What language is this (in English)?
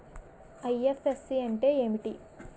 Telugu